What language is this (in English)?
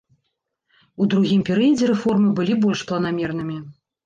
Belarusian